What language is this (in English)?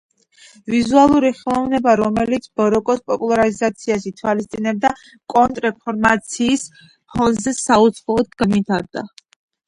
Georgian